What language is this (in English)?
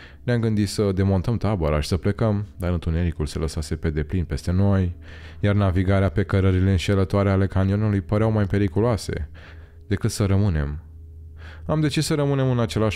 Romanian